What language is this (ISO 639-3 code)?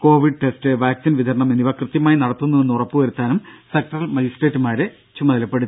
mal